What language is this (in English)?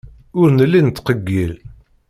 Kabyle